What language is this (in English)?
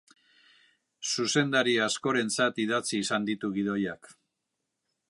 Basque